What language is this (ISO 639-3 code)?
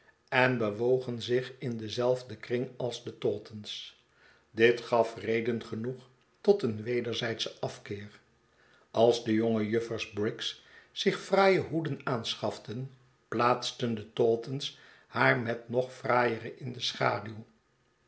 nld